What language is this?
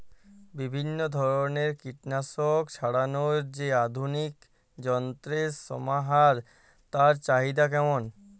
Bangla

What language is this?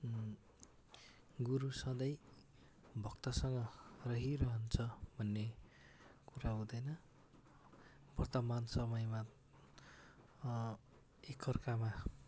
Nepali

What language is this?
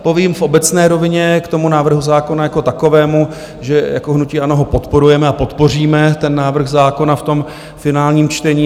Czech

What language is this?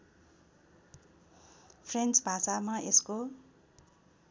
Nepali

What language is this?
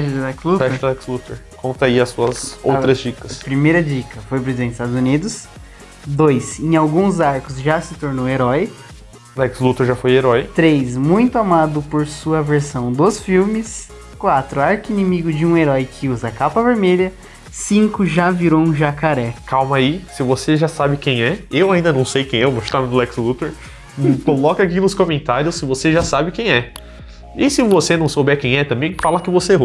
Portuguese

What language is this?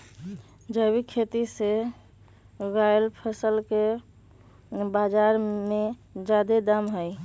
Magahi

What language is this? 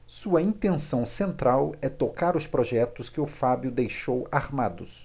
Portuguese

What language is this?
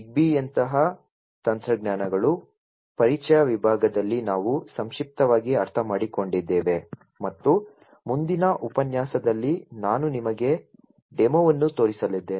Kannada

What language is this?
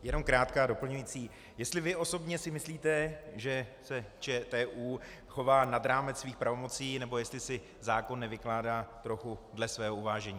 Czech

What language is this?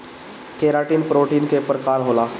Bhojpuri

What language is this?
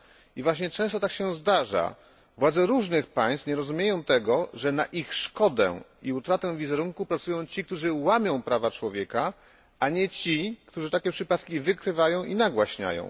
Polish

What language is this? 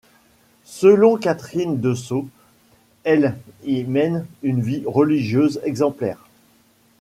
French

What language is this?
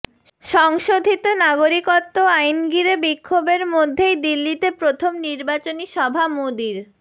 Bangla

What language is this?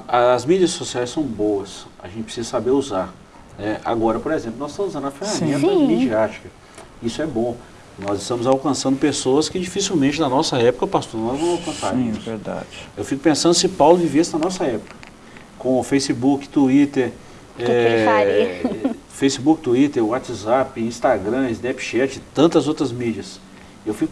Portuguese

